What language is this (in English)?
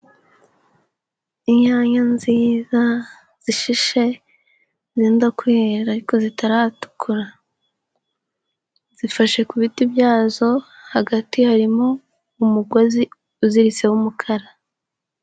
Kinyarwanda